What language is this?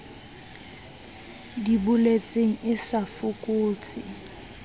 Southern Sotho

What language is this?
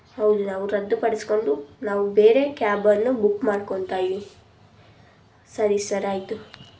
Kannada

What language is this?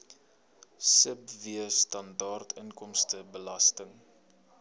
Afrikaans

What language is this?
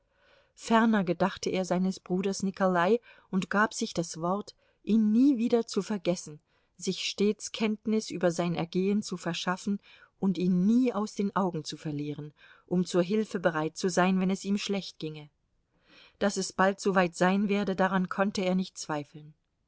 German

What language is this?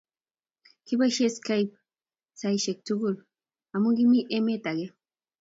Kalenjin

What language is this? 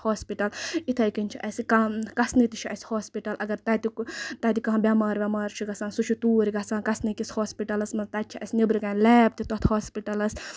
Kashmiri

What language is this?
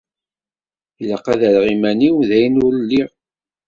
Kabyle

